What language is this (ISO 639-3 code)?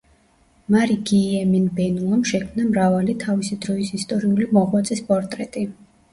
kat